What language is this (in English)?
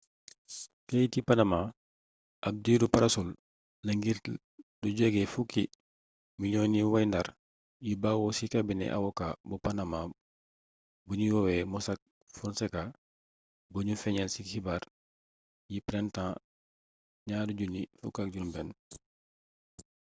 Wolof